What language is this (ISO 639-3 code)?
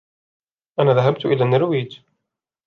ara